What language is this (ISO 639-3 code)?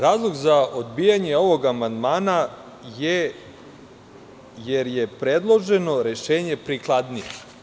srp